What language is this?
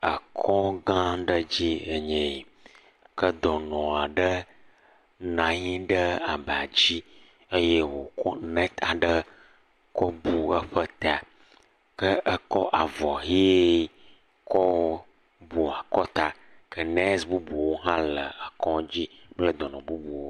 Ewe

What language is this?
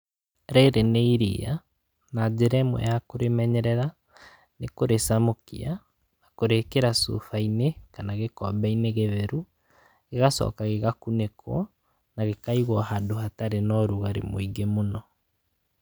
Kikuyu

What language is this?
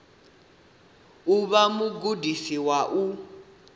Venda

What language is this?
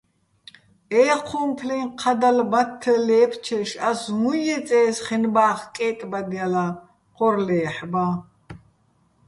Bats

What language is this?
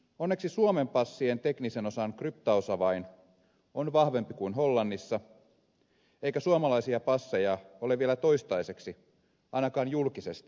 Finnish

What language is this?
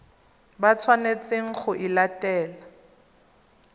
Tswana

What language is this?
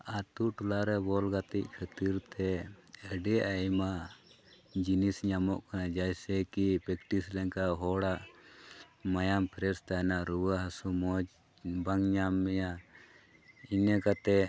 Santali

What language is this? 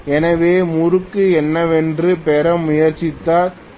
Tamil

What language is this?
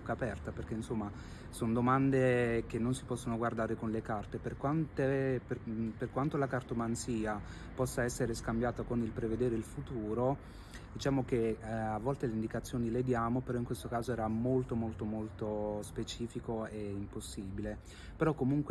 Italian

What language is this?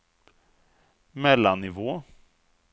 Swedish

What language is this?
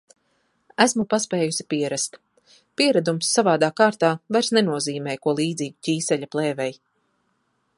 Latvian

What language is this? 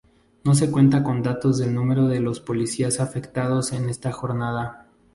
Spanish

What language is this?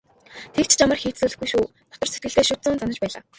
Mongolian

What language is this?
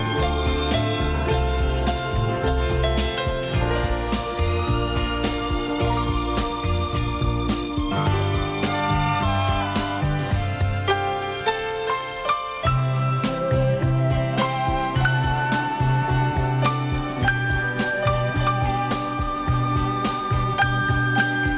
Vietnamese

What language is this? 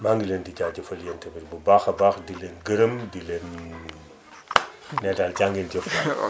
Wolof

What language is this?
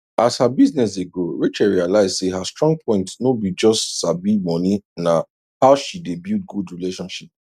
Nigerian Pidgin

